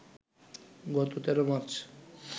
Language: Bangla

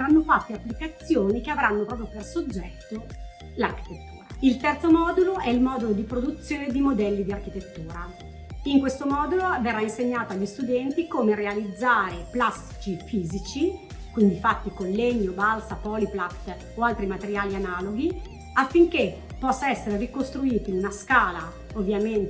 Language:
Italian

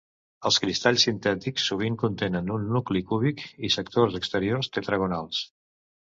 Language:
Catalan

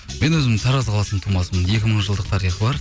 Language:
Kazakh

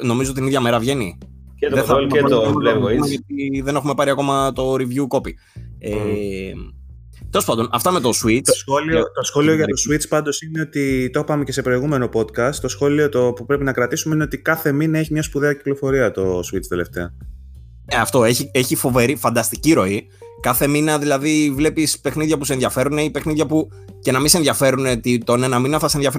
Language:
Greek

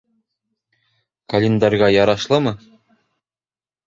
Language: Bashkir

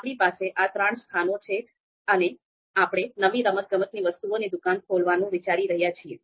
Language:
Gujarati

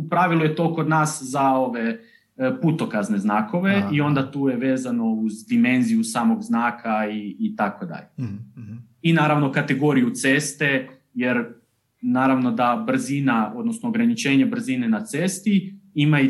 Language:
Croatian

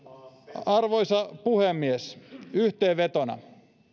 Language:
Finnish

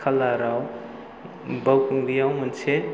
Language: Bodo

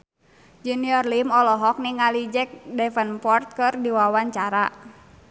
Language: Sundanese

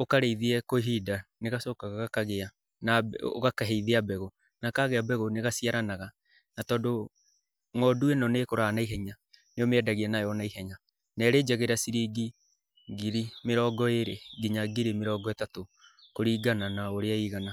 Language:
Kikuyu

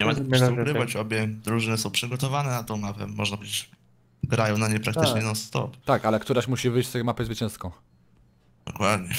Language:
Polish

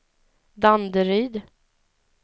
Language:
Swedish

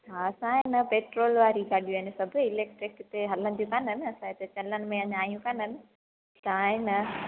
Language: Sindhi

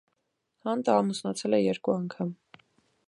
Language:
Armenian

